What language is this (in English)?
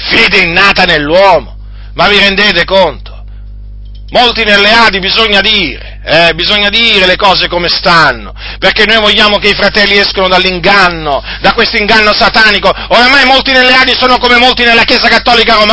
Italian